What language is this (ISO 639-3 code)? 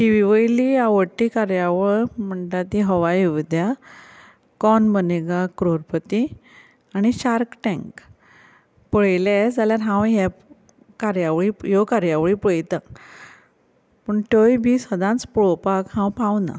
kok